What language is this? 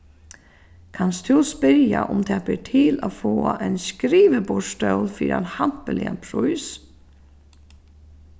Faroese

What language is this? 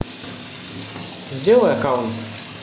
Russian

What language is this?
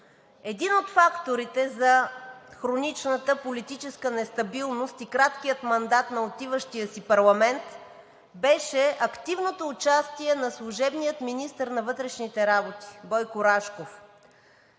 Bulgarian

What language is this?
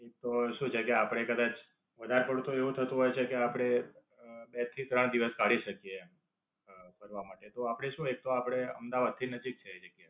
Gujarati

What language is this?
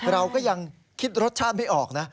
Thai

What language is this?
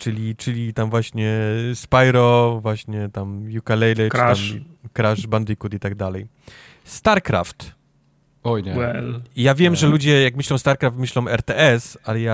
Polish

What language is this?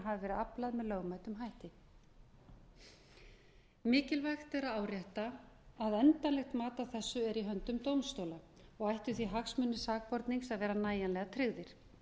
Icelandic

